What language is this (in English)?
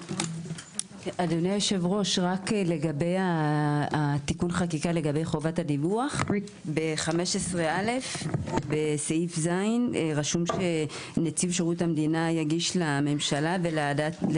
Hebrew